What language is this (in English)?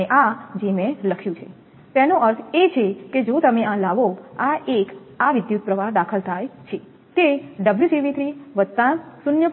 Gujarati